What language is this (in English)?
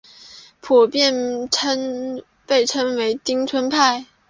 Chinese